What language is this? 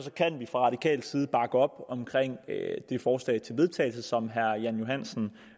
Danish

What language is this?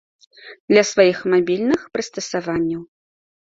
Belarusian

